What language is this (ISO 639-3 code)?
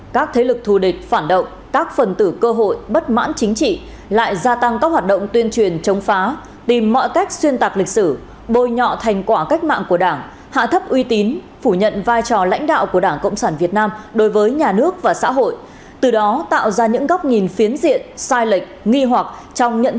vie